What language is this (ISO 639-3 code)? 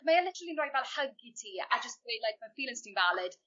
cym